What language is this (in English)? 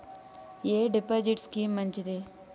Telugu